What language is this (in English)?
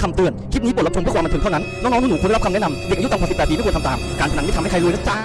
Thai